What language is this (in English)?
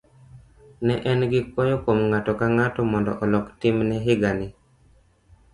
Luo (Kenya and Tanzania)